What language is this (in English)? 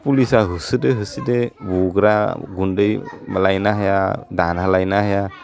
Bodo